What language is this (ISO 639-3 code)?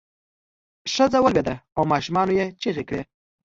pus